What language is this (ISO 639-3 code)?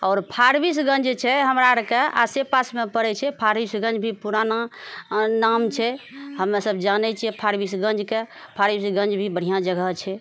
mai